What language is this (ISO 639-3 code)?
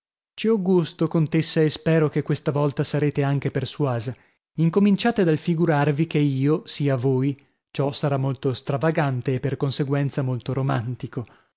ita